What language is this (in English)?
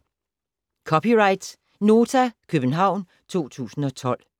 Danish